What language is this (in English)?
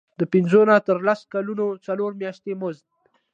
Pashto